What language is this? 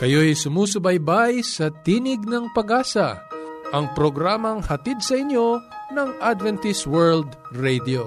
Filipino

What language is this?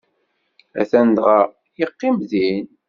Kabyle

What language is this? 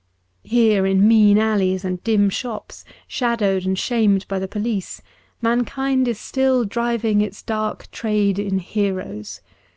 English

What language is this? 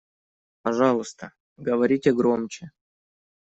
Russian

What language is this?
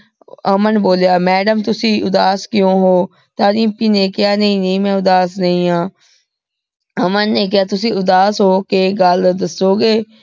Punjabi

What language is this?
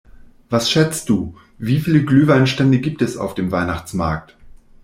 German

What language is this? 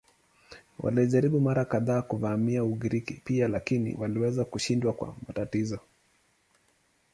Swahili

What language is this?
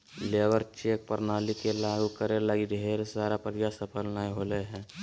Magahi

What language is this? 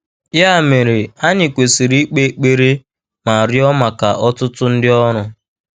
Igbo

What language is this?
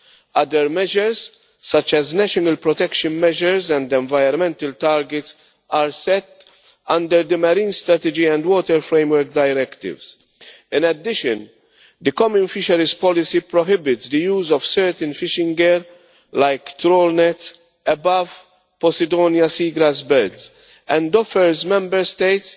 English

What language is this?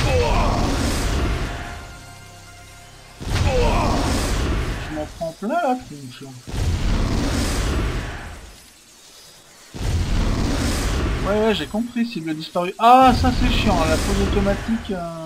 French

